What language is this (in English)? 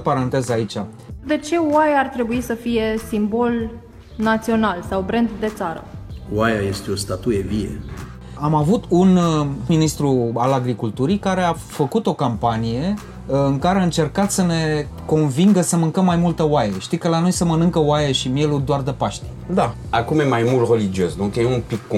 Romanian